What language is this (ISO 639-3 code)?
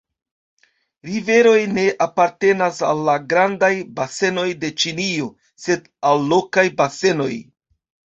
epo